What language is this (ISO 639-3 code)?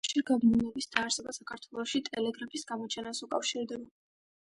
kat